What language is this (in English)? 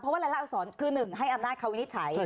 Thai